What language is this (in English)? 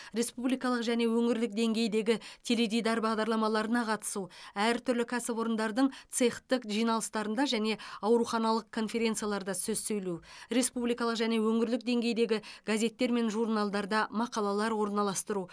Kazakh